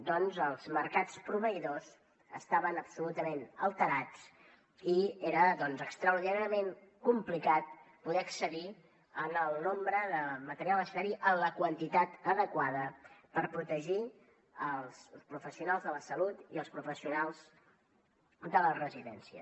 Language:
Catalan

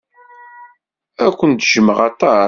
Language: Kabyle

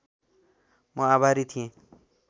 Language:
Nepali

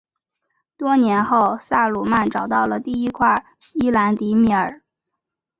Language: Chinese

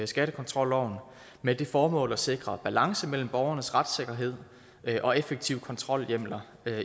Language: Danish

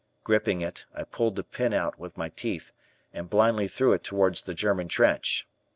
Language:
English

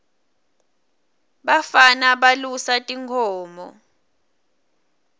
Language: Swati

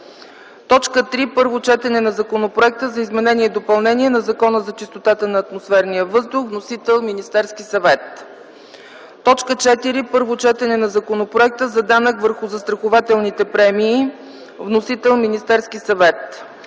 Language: Bulgarian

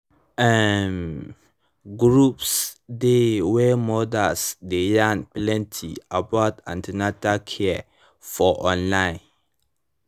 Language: Nigerian Pidgin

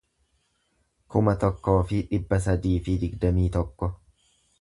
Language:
Oromo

